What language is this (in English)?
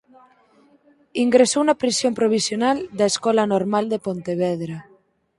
Galician